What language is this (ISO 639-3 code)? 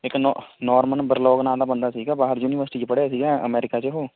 pan